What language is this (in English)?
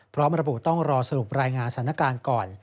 Thai